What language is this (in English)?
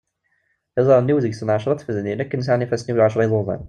Kabyle